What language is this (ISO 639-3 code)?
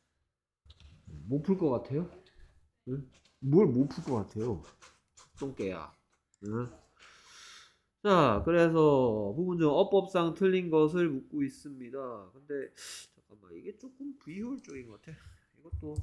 kor